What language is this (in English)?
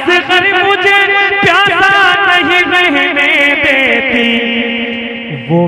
Hindi